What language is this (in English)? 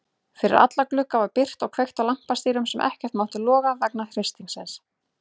Icelandic